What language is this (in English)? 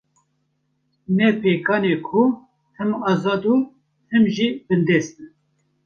Kurdish